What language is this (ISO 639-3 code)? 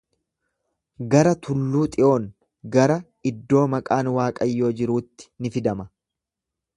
orm